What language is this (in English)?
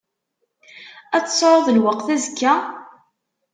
Kabyle